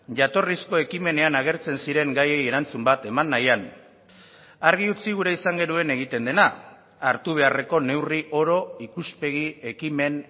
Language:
Basque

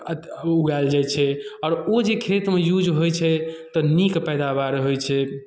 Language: Maithili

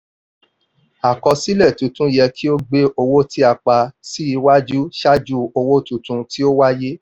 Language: Yoruba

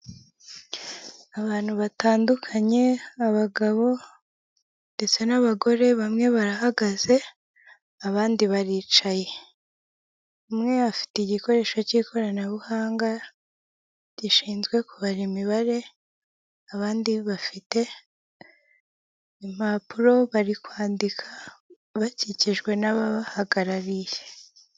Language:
Kinyarwanda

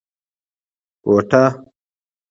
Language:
Pashto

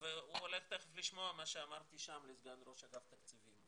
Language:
Hebrew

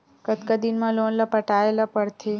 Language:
Chhattisgarhi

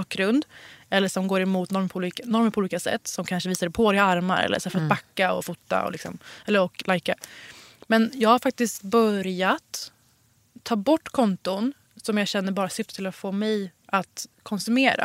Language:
Swedish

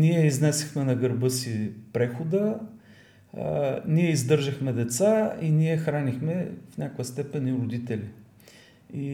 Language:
Bulgarian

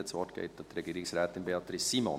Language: Swiss German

